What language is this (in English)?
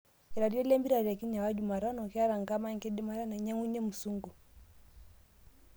Masai